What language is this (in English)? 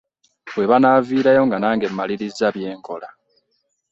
Ganda